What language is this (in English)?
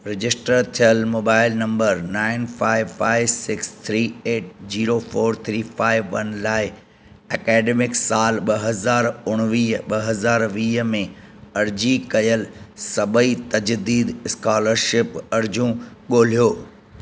Sindhi